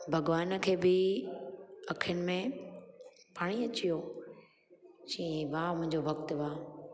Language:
Sindhi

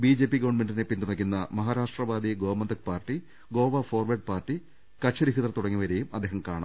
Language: Malayalam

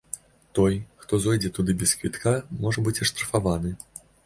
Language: Belarusian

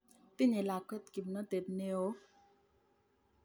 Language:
Kalenjin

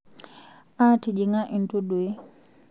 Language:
Masai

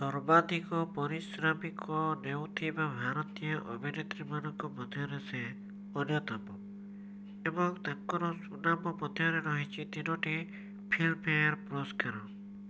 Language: Odia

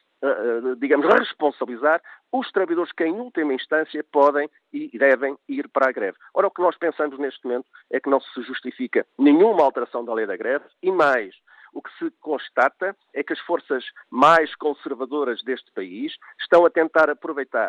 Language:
Portuguese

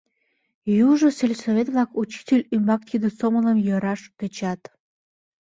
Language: Mari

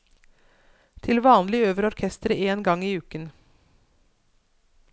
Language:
Norwegian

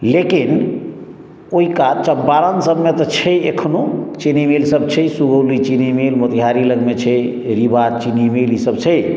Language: Maithili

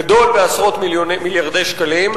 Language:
Hebrew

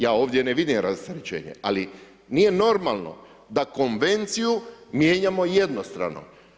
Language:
Croatian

